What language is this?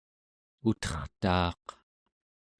Central Yupik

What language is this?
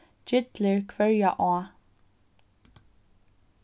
Faroese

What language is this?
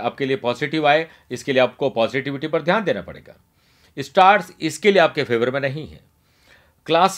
Hindi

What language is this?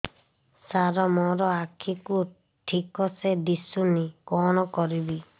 Odia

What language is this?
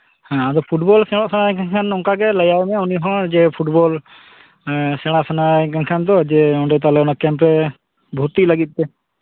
Santali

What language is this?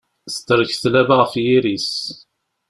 Kabyle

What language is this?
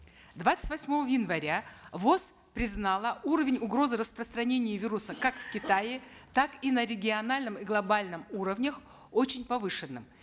Kazakh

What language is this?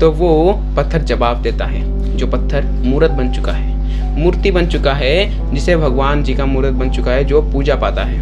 Hindi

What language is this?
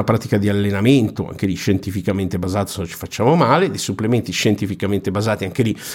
Italian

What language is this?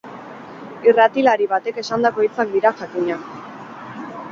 Basque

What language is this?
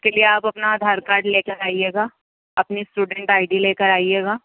Urdu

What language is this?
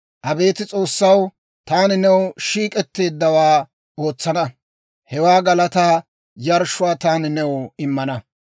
Dawro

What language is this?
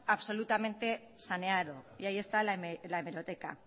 Spanish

